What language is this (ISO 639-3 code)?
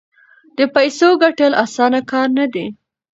pus